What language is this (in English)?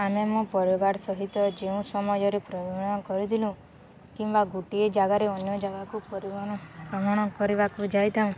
Odia